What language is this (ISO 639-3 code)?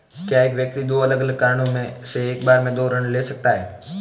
hin